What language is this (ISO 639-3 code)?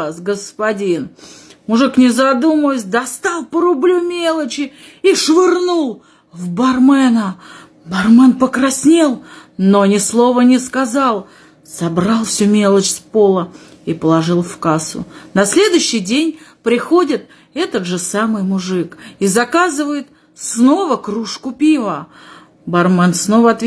rus